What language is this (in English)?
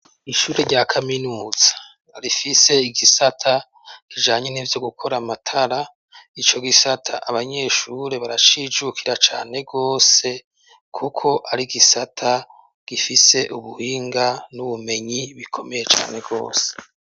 Rundi